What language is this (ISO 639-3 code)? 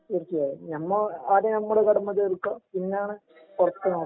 mal